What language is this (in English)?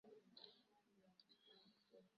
Swahili